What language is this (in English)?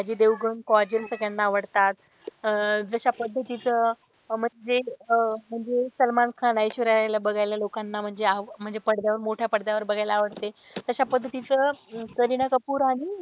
Marathi